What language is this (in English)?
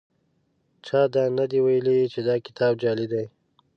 Pashto